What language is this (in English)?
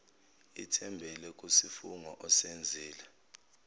Zulu